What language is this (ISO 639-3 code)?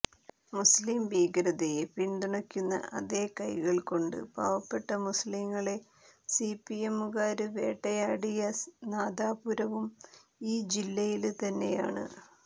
mal